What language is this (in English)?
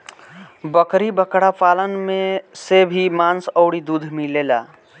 Bhojpuri